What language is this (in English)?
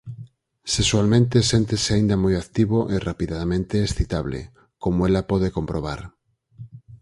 Galician